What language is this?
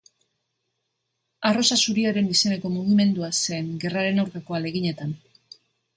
Basque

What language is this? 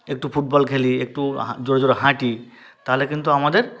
Bangla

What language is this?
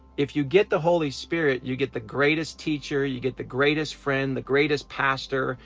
English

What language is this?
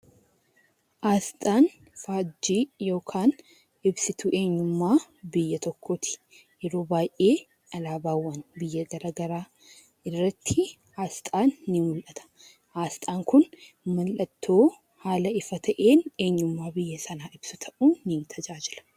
Oromo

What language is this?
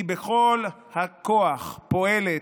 Hebrew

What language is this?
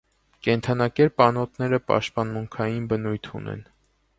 Armenian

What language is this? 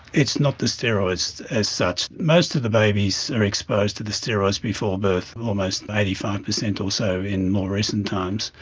English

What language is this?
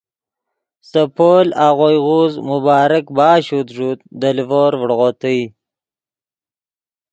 Yidgha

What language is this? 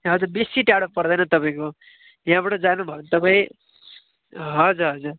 Nepali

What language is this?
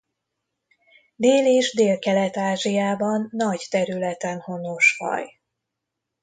Hungarian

